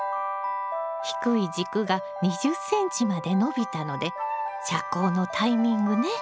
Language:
Japanese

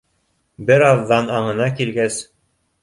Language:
Bashkir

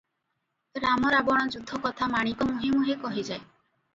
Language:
Odia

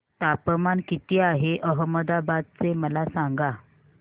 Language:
Marathi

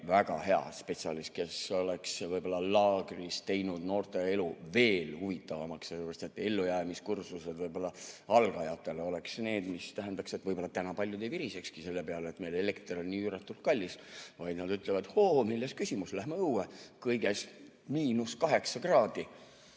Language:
Estonian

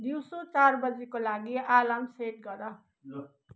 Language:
Nepali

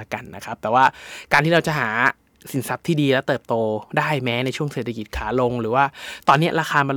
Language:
Thai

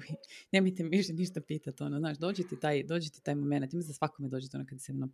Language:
Croatian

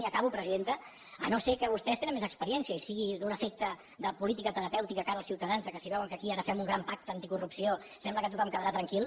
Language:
Catalan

